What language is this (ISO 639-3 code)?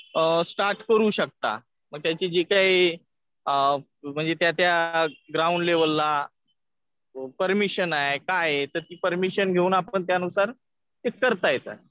mar